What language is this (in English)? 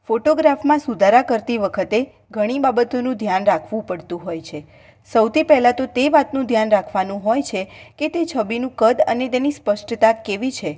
Gujarati